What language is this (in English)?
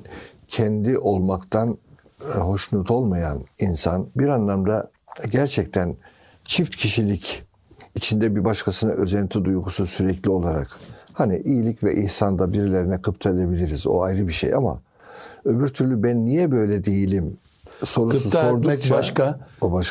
Turkish